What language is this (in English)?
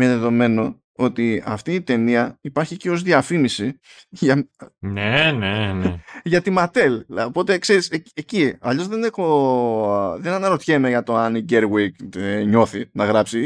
Greek